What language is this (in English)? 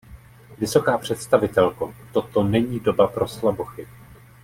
Czech